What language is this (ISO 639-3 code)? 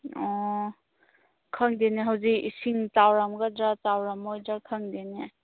mni